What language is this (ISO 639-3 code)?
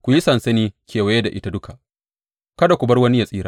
hau